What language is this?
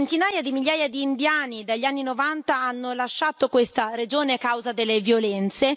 Italian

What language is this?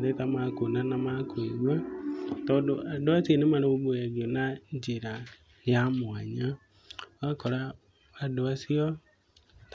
Kikuyu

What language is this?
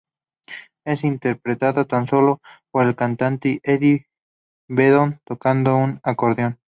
Spanish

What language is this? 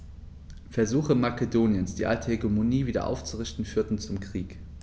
German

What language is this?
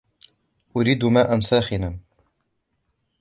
Arabic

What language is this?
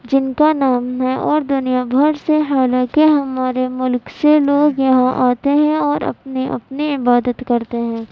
Urdu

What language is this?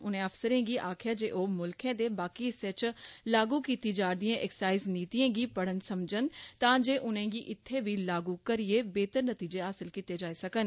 Dogri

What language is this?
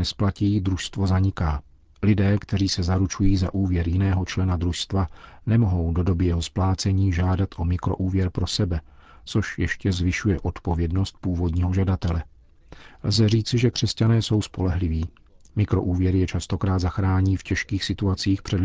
Czech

